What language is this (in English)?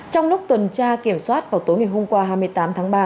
Vietnamese